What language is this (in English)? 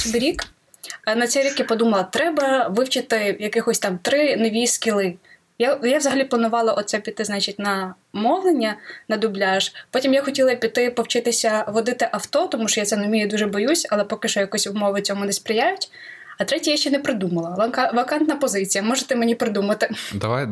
Ukrainian